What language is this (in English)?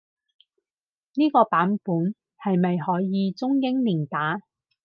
Cantonese